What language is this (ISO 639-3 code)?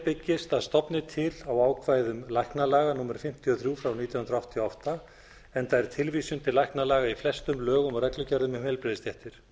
isl